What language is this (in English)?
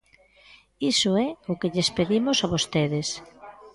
Galician